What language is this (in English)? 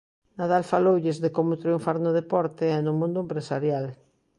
Galician